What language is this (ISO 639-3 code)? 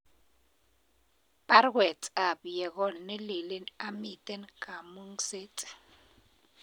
kln